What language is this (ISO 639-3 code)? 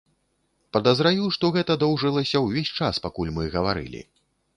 bel